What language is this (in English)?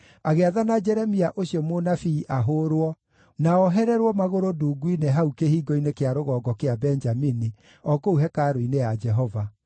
Kikuyu